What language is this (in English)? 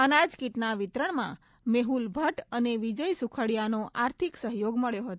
Gujarati